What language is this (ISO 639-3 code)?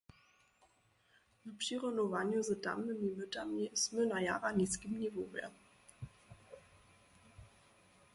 hsb